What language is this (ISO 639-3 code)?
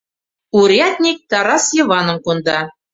chm